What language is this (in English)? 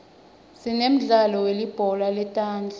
Swati